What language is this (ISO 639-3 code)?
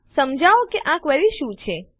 guj